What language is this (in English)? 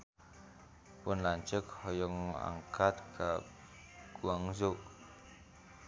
Sundanese